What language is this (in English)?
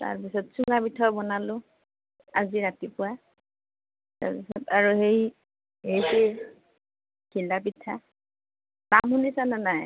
Assamese